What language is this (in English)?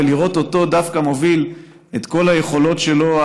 Hebrew